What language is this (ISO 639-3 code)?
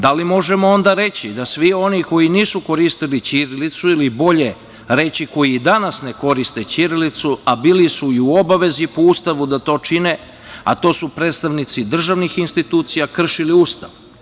srp